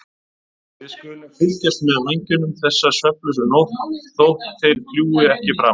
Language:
Icelandic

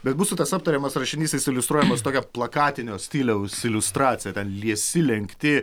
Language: Lithuanian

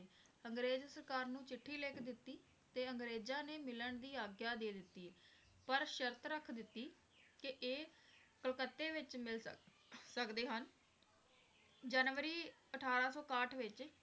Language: Punjabi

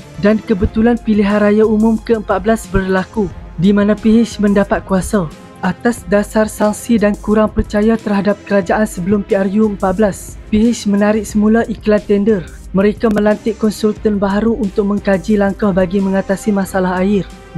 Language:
Malay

